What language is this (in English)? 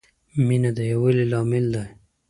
Pashto